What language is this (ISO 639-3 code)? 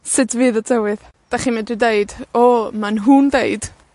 cym